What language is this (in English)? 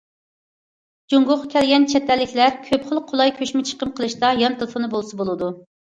Uyghur